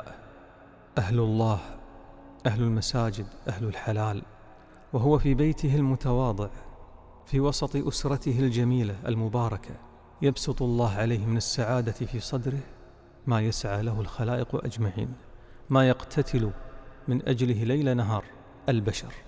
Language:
Arabic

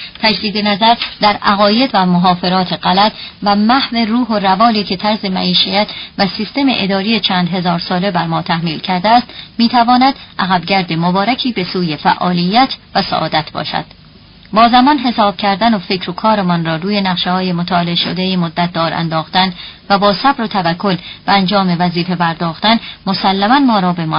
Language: Persian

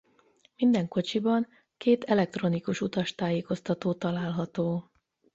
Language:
Hungarian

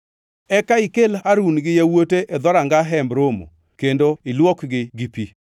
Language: Luo (Kenya and Tanzania)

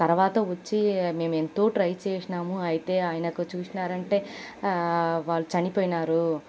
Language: Telugu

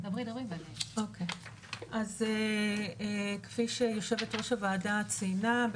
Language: Hebrew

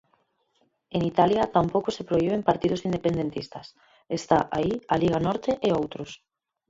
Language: Galician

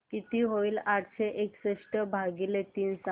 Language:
Marathi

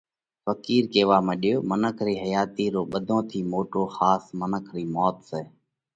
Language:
Parkari Koli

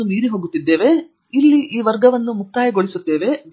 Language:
Kannada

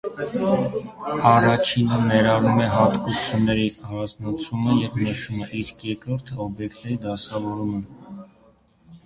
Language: Armenian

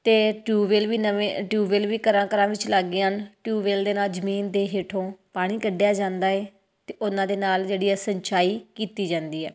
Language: Punjabi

